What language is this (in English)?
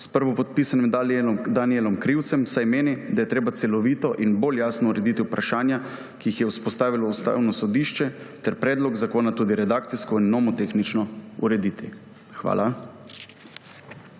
Slovenian